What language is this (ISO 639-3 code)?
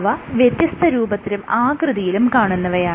mal